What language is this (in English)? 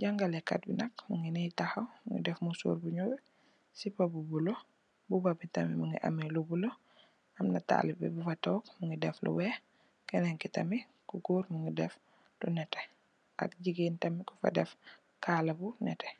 Wolof